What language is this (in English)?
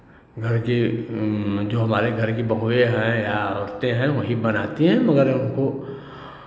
Hindi